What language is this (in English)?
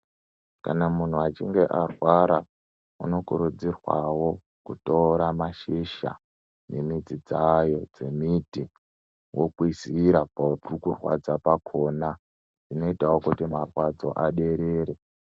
Ndau